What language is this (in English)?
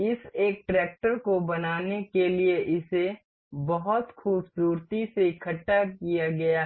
Hindi